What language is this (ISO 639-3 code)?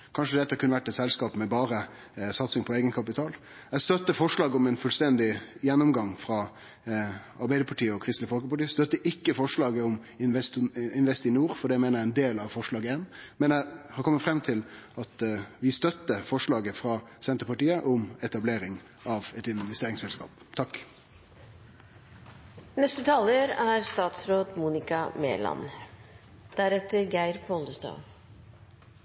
nor